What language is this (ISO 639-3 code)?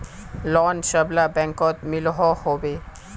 mag